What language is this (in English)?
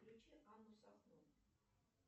Russian